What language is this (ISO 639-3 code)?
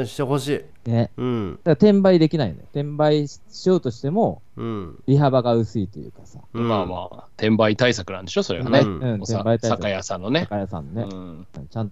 jpn